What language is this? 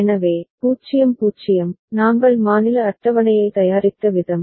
Tamil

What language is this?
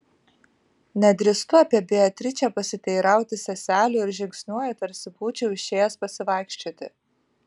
Lithuanian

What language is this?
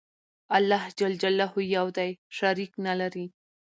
Pashto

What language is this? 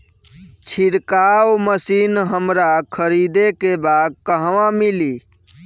Bhojpuri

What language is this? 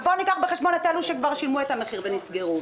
Hebrew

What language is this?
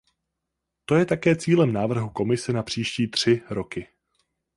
Czech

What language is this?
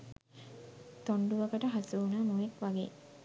Sinhala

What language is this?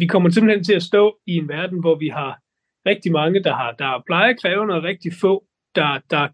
Danish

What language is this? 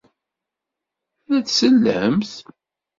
Kabyle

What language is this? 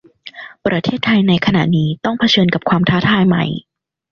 Thai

